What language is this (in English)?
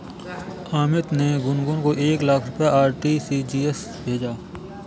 Hindi